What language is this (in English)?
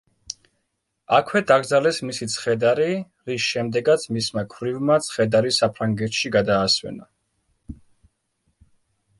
Georgian